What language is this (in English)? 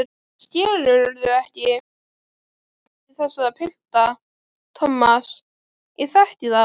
Icelandic